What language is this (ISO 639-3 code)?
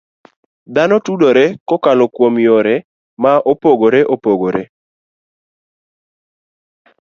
luo